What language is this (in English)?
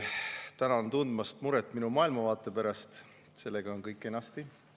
Estonian